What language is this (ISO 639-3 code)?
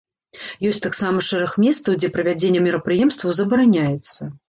bel